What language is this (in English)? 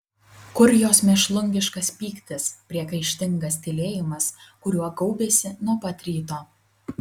Lithuanian